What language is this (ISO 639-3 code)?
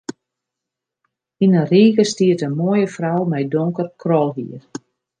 fry